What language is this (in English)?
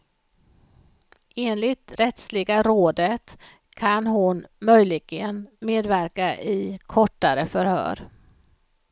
Swedish